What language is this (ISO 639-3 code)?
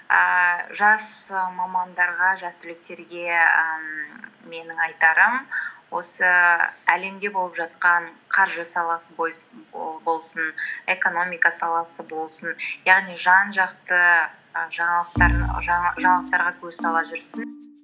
kaz